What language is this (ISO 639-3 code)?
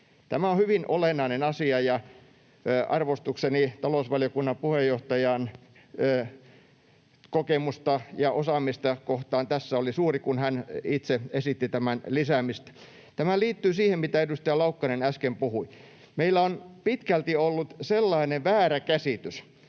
fin